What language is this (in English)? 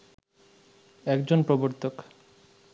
Bangla